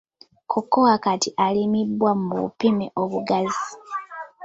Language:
Ganda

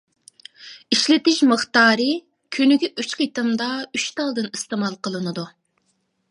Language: Uyghur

